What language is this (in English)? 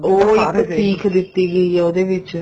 Punjabi